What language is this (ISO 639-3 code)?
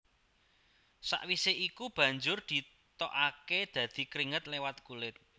jav